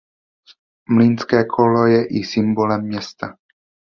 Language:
Czech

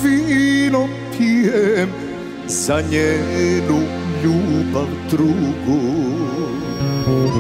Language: Romanian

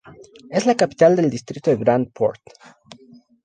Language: Spanish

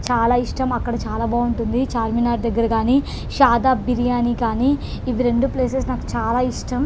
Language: Telugu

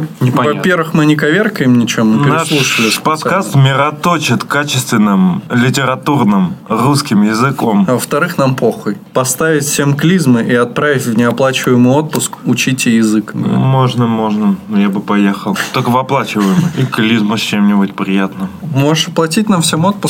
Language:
Russian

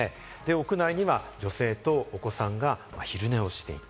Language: Japanese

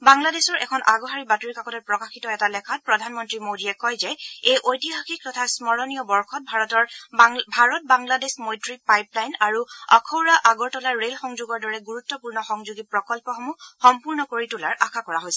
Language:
Assamese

